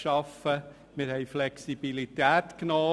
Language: Swiss German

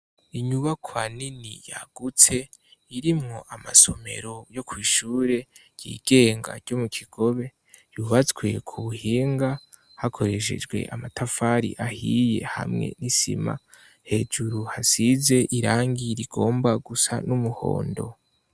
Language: Rundi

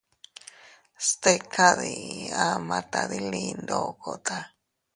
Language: Teutila Cuicatec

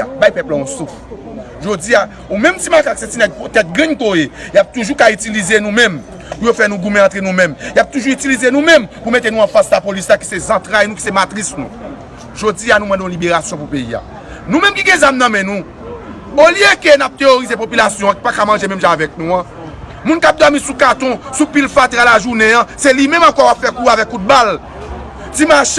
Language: French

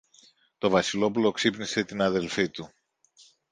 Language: Greek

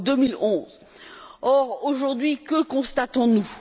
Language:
French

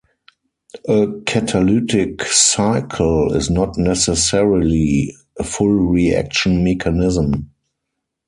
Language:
English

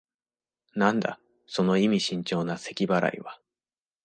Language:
Japanese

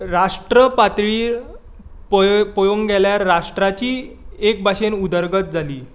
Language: Konkani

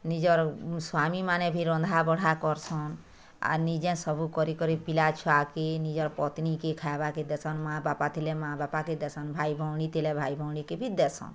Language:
Odia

